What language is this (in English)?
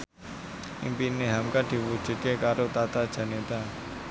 Javanese